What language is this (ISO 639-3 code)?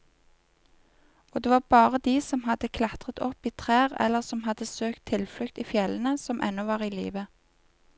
nor